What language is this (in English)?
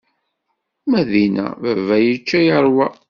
Kabyle